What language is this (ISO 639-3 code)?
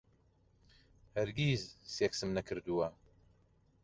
ckb